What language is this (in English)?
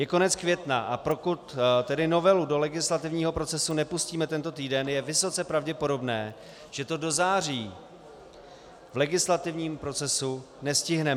Czech